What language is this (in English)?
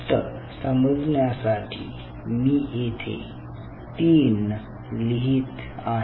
Marathi